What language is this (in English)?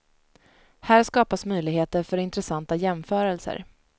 Swedish